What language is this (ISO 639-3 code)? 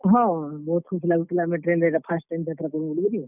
ori